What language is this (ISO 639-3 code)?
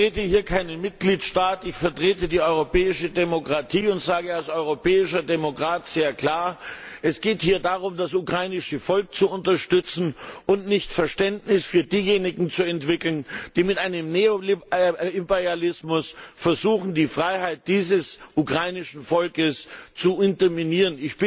deu